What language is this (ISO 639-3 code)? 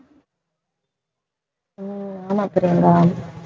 tam